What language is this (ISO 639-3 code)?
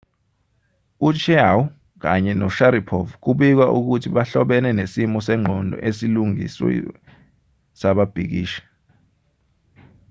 zul